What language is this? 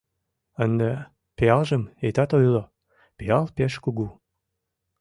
Mari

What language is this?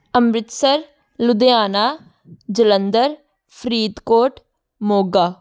Punjabi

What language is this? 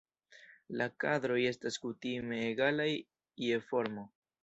Esperanto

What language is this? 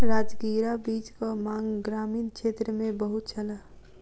Maithili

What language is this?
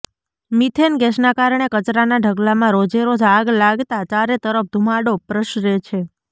Gujarati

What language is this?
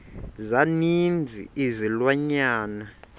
Xhosa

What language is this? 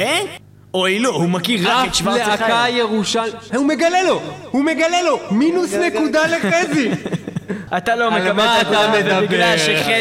Hebrew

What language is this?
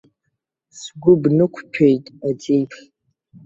Abkhazian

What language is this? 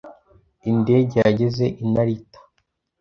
Kinyarwanda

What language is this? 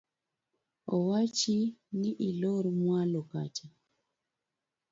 Luo (Kenya and Tanzania)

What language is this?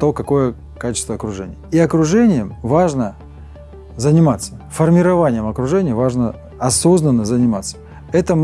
Russian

